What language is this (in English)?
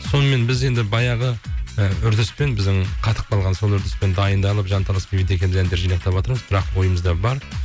Kazakh